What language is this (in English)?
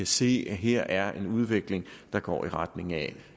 Danish